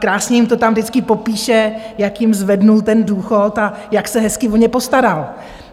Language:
Czech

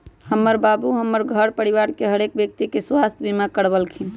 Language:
Magahi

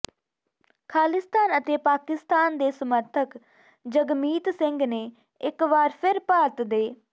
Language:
Punjabi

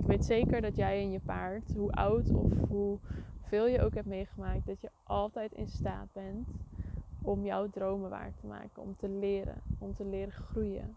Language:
Dutch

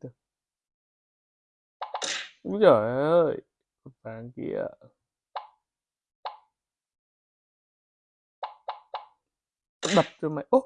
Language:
Vietnamese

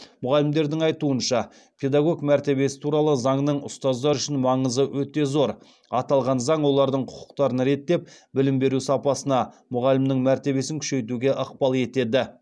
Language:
Kazakh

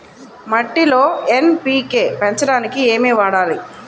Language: Telugu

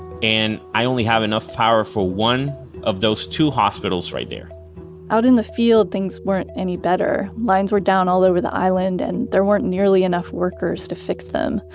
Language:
English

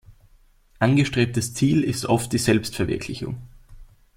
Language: German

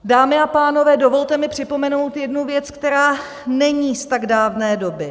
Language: Czech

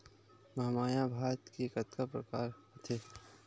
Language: Chhattisgarhi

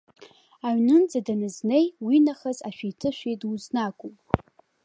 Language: Abkhazian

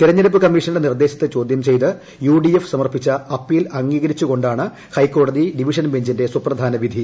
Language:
Malayalam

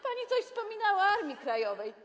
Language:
Polish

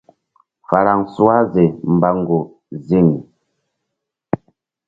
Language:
Mbum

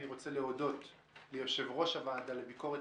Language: Hebrew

